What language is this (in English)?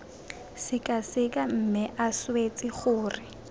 Tswana